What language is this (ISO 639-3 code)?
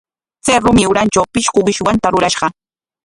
qwa